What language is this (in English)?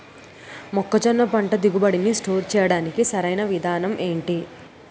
Telugu